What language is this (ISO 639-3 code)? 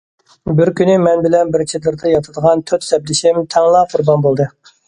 uig